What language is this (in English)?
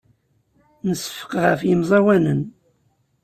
Kabyle